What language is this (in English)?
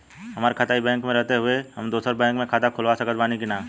Bhojpuri